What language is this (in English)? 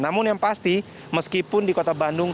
Indonesian